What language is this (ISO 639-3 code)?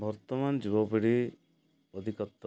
ori